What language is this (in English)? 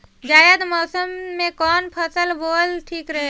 Bhojpuri